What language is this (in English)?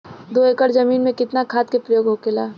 Bhojpuri